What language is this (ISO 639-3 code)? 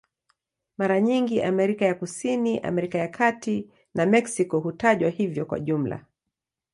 swa